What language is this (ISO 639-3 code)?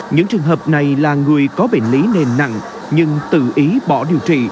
vie